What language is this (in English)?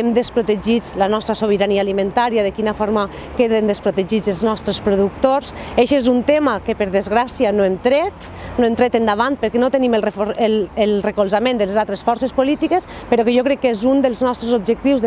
Catalan